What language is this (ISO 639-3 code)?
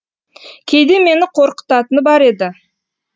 kaz